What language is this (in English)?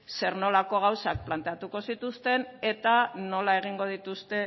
Basque